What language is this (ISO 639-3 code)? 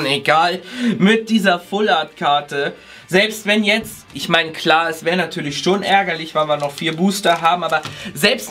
deu